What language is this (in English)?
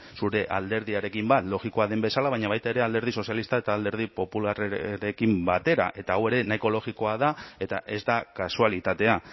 Basque